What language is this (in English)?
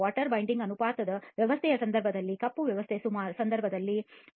Kannada